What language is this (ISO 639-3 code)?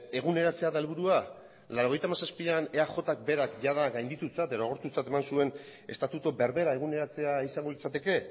eus